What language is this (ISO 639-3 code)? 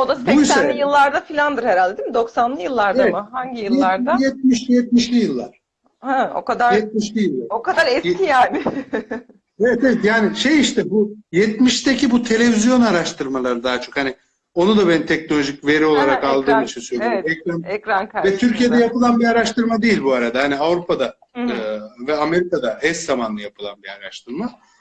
tur